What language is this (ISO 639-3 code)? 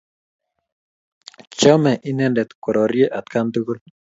kln